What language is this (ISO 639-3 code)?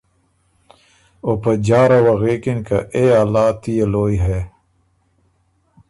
oru